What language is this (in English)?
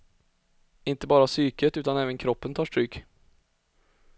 Swedish